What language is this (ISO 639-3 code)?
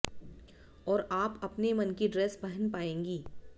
hin